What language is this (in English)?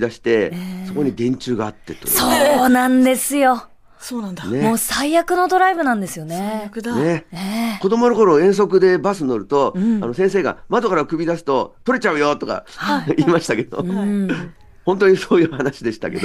Japanese